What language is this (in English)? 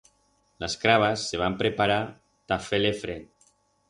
Aragonese